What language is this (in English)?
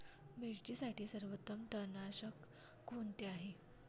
Marathi